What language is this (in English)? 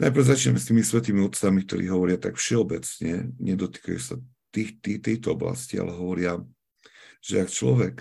Slovak